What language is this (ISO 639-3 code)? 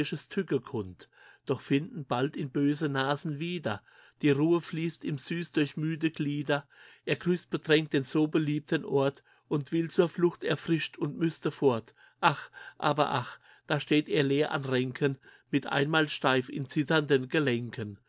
deu